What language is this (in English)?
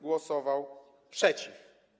Polish